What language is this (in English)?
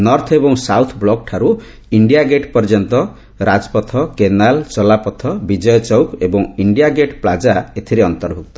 Odia